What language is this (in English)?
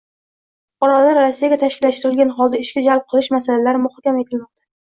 Uzbek